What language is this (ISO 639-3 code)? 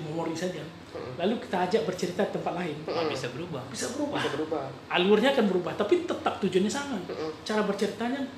ind